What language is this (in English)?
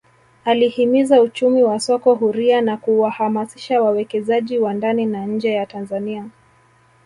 Swahili